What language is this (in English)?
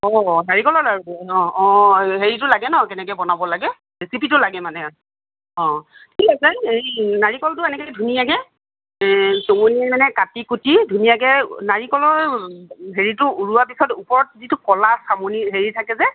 Assamese